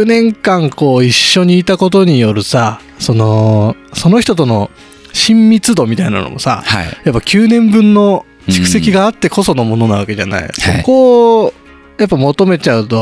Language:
Japanese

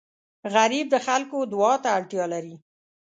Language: Pashto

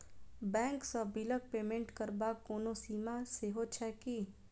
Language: Maithili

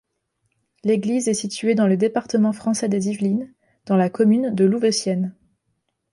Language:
French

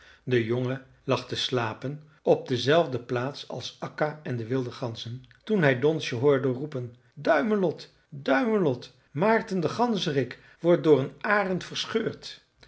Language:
Dutch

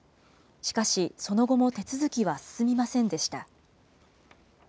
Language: Japanese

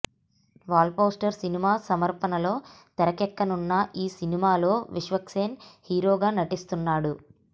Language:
Telugu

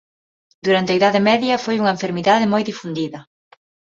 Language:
Galician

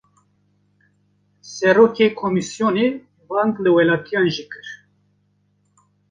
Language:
Kurdish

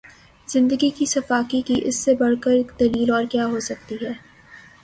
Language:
Urdu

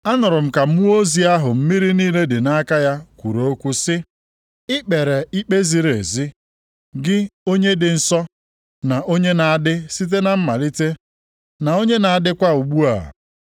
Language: Igbo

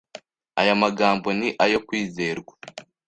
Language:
Kinyarwanda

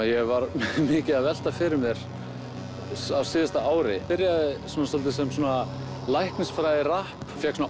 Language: Icelandic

